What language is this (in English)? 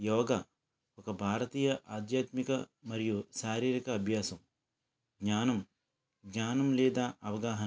Telugu